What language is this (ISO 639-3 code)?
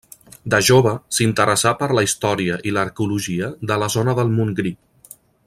cat